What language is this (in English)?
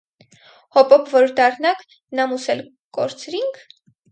Armenian